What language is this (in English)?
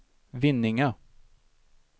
Swedish